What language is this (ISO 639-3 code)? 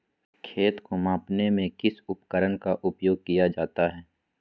mag